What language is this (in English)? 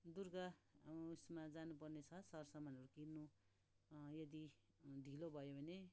Nepali